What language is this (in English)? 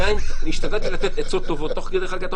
Hebrew